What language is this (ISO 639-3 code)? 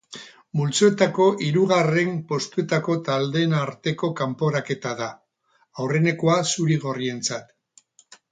eus